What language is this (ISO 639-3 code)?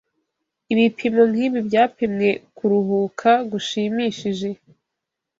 kin